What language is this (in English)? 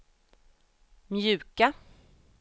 Swedish